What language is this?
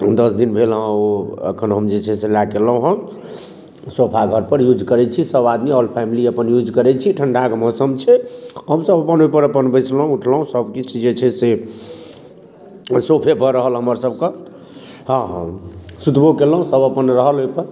Maithili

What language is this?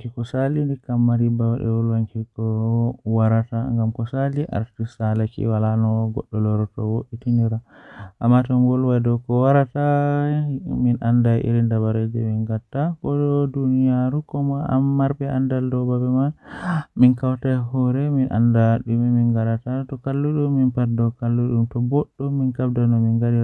Western Niger Fulfulde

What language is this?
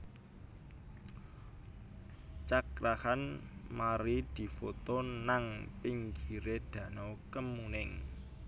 Javanese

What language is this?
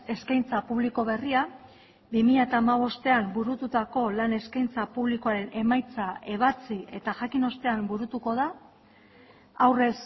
Basque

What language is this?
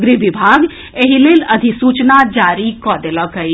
Maithili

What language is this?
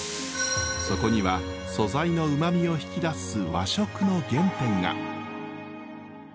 Japanese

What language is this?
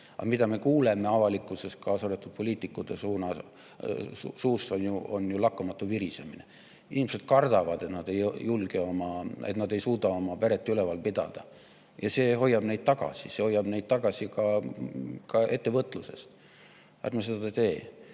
Estonian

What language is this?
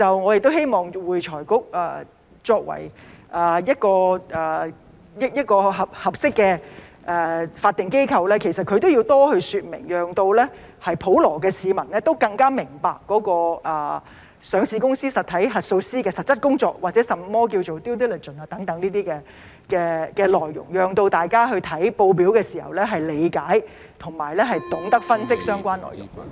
Cantonese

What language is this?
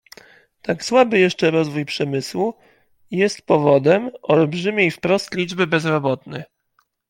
Polish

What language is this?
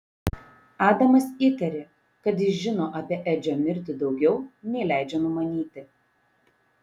Lithuanian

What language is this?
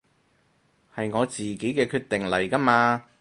Cantonese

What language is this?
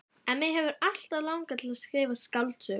Icelandic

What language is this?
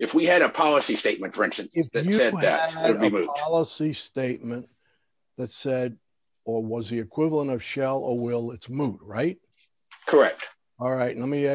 English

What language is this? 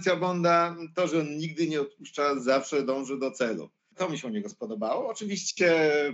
Polish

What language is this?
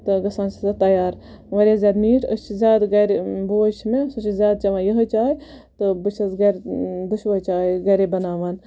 Kashmiri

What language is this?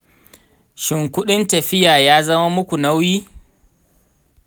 Hausa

